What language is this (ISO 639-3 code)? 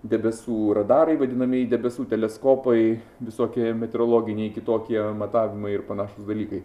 lit